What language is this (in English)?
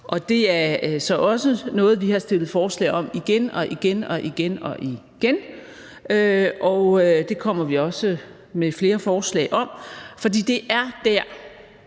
Danish